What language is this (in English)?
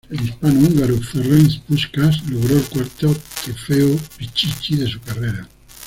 Spanish